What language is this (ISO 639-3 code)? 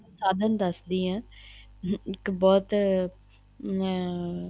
pan